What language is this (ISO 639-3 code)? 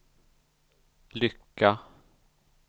swe